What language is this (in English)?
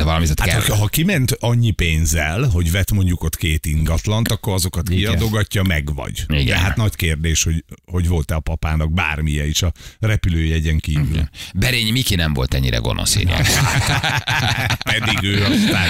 Hungarian